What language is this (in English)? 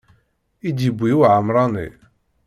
Kabyle